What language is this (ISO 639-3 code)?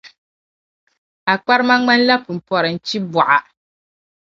dag